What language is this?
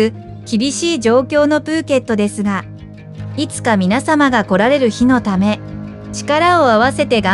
Japanese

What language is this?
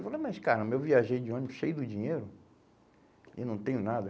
Portuguese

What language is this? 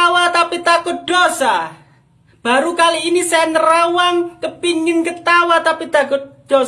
Indonesian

